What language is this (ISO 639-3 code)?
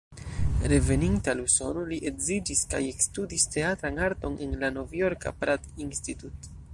epo